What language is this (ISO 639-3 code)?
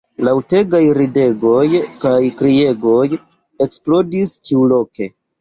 epo